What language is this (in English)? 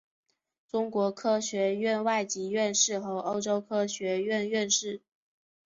Chinese